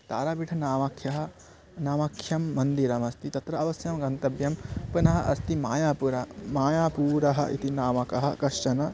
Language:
Sanskrit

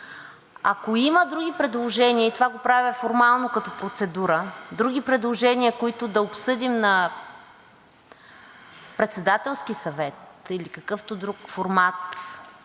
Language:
Bulgarian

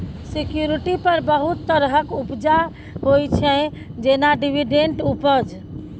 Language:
Maithili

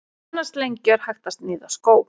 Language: Icelandic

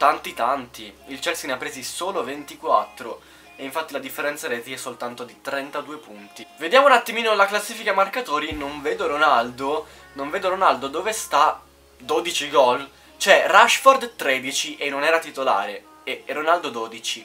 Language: Italian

